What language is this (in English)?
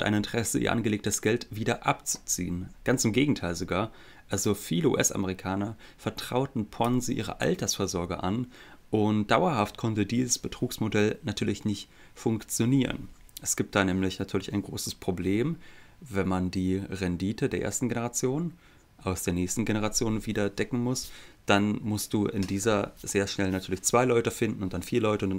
German